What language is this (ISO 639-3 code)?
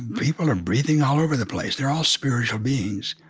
eng